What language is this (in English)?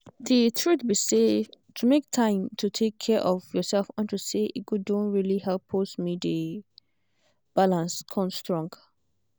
Nigerian Pidgin